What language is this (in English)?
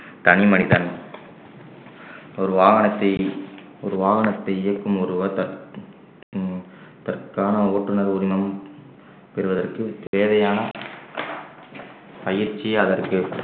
Tamil